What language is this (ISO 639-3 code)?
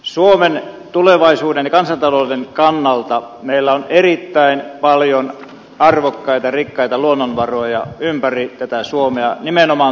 fin